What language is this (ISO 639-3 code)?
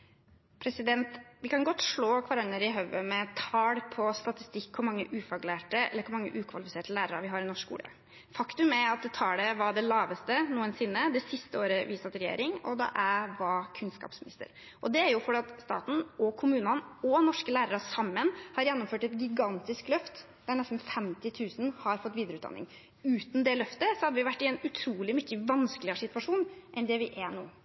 nob